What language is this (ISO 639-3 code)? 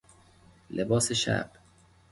fas